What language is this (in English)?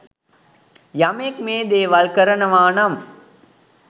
Sinhala